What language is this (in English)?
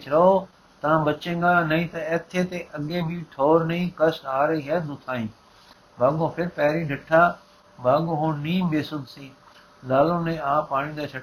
Punjabi